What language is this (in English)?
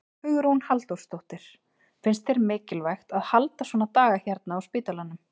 Icelandic